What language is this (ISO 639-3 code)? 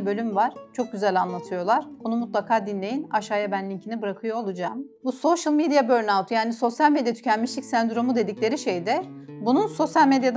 tur